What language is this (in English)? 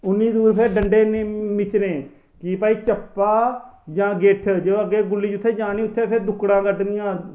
Dogri